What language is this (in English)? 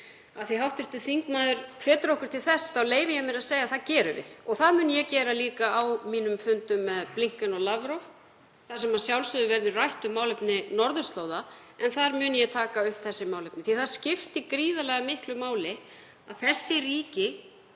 Icelandic